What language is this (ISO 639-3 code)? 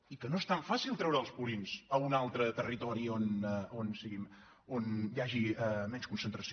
cat